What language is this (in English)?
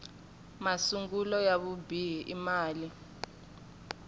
Tsonga